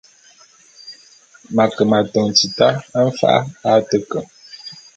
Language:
Bulu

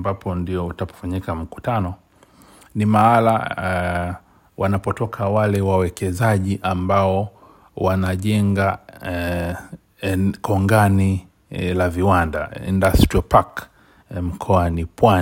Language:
Swahili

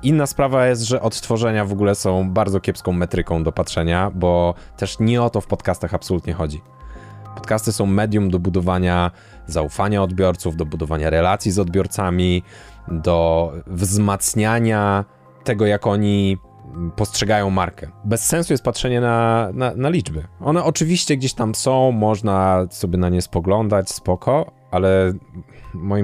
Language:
Polish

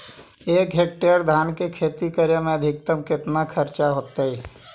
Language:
Magahi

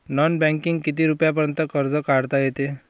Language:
Marathi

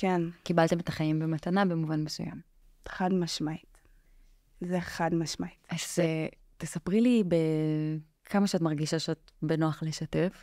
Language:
Hebrew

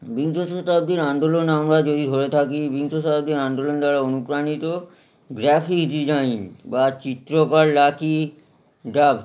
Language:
Bangla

